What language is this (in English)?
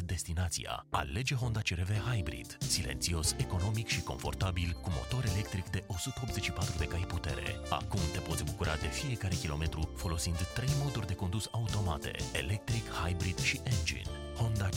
Romanian